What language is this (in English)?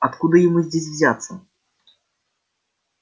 Russian